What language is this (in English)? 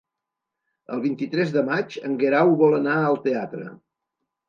Catalan